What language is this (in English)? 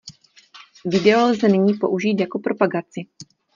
Czech